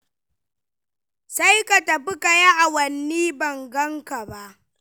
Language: Hausa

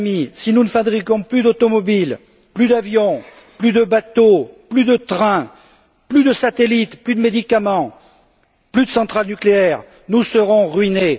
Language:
French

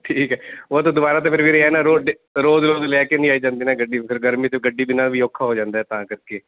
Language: Punjabi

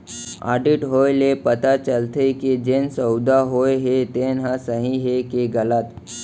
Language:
Chhattisgarhi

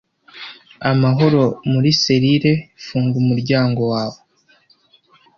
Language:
Kinyarwanda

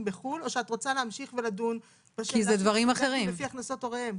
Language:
Hebrew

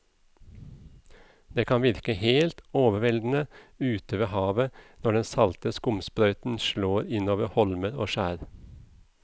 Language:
Norwegian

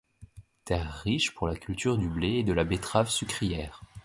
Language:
French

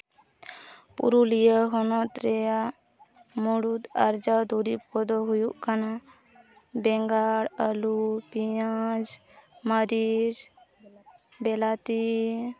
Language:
Santali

